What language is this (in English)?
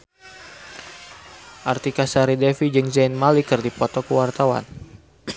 Sundanese